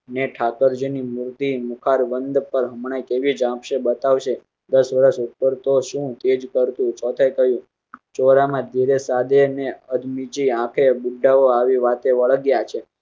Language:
Gujarati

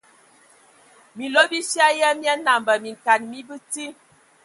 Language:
Ewondo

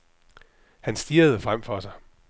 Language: Danish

